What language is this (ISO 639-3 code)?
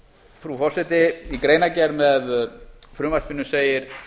isl